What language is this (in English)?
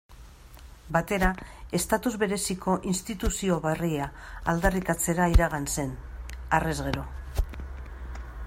Basque